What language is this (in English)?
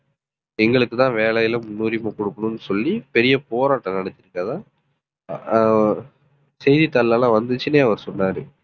Tamil